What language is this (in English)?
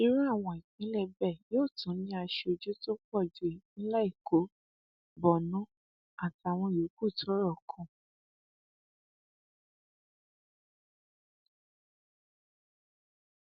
Yoruba